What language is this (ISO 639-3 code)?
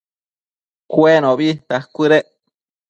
mcf